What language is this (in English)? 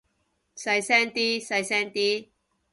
Cantonese